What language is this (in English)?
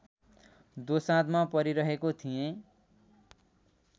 Nepali